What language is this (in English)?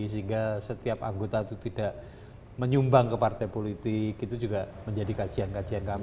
Indonesian